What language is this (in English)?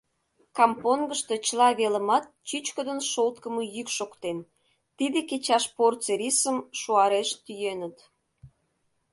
Mari